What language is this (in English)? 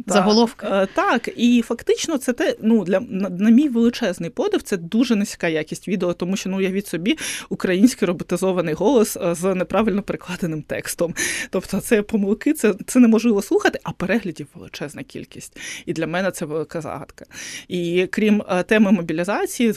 Ukrainian